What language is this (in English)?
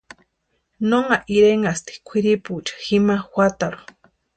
Western Highland Purepecha